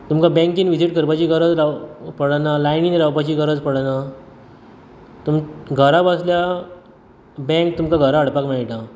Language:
Konkani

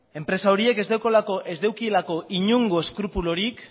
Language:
Basque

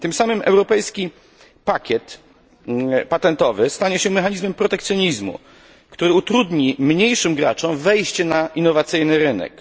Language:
Polish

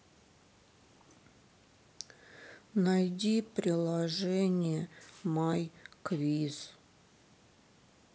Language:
Russian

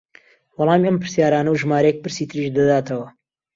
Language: Central Kurdish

